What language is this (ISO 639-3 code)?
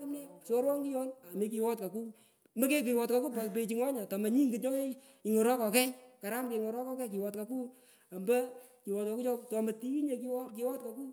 pko